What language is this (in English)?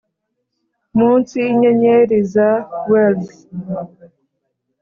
Kinyarwanda